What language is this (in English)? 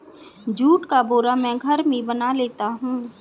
Hindi